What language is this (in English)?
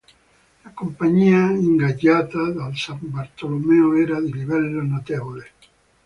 Italian